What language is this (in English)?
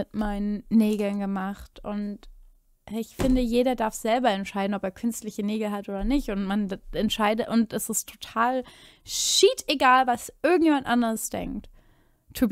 German